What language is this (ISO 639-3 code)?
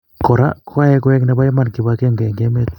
kln